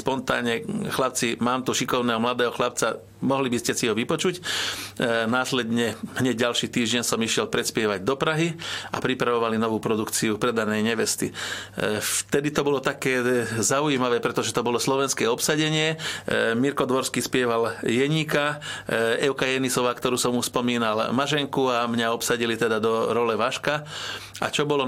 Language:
Slovak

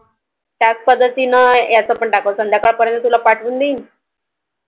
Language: Marathi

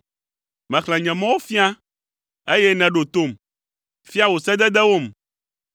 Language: Ewe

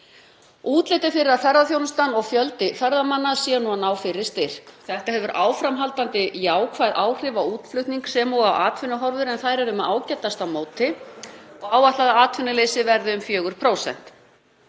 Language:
Icelandic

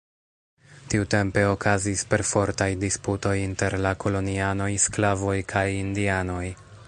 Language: Esperanto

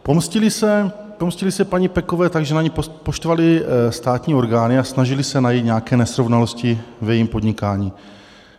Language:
Czech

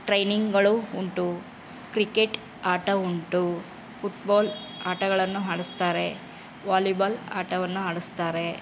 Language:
Kannada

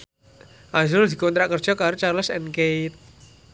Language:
Javanese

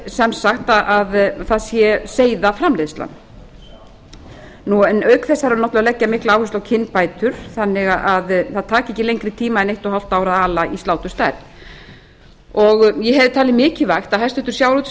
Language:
Icelandic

